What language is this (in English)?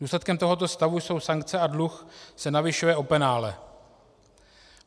Czech